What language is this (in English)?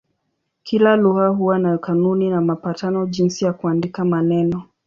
Swahili